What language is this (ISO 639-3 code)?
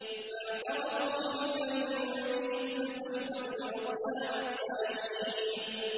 ara